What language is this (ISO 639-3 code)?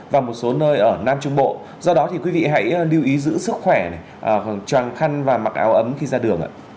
vie